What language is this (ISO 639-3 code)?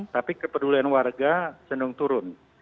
ind